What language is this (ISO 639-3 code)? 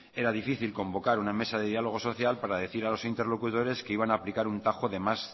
spa